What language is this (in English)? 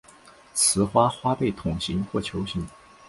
Chinese